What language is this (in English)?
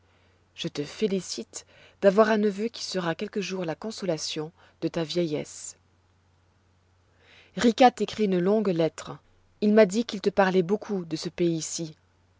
French